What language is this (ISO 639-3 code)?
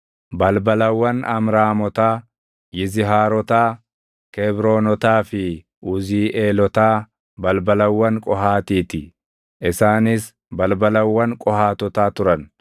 orm